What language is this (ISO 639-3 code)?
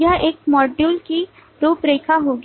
hin